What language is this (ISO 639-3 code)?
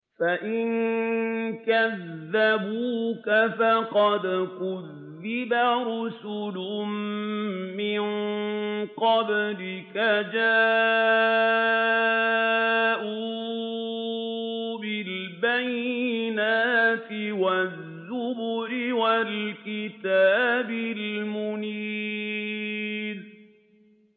ara